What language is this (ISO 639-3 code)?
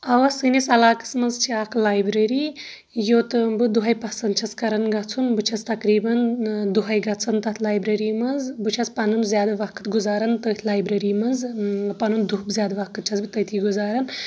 kas